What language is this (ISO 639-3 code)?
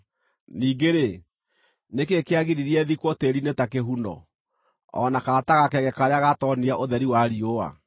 kik